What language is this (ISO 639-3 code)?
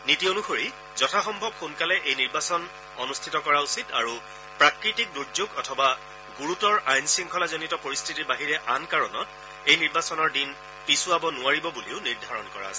asm